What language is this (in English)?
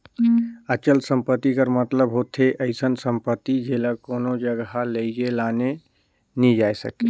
Chhattisgarhi